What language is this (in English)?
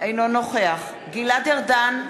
Hebrew